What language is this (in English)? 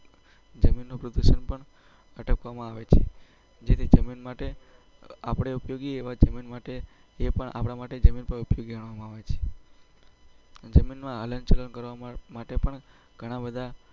Gujarati